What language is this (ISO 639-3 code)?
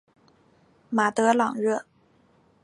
zho